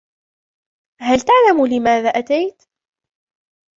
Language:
Arabic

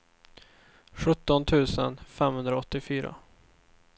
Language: Swedish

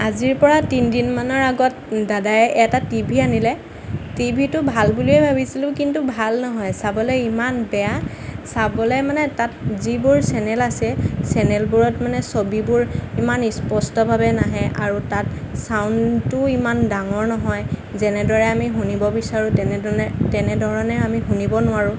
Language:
Assamese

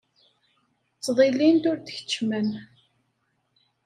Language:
Kabyle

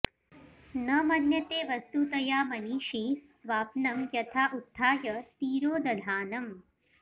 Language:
Sanskrit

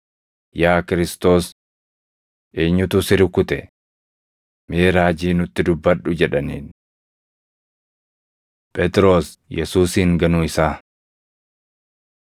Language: Oromo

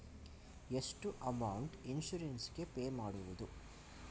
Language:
Kannada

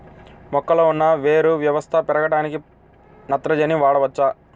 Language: Telugu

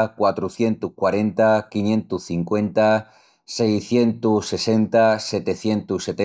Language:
Extremaduran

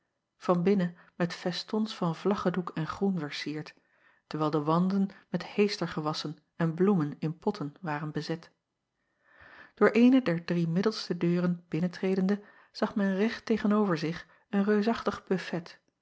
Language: Dutch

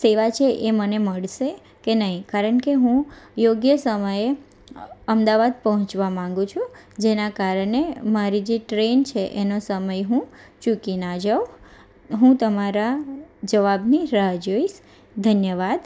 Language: Gujarati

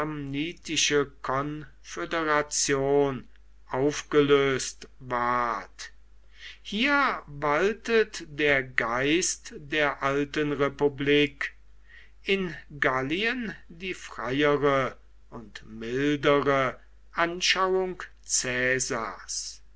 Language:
German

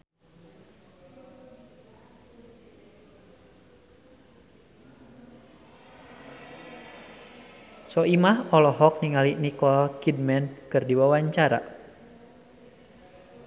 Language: Sundanese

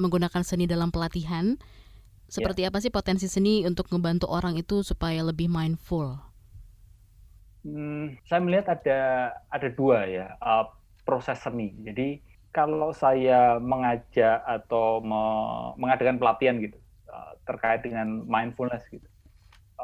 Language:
Indonesian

